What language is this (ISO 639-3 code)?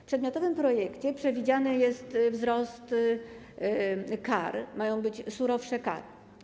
pol